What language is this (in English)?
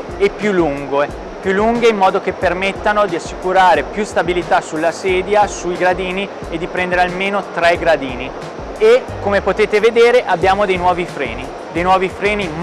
Italian